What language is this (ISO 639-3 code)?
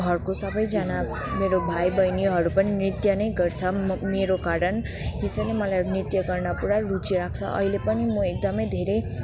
nep